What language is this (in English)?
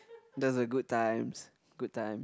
English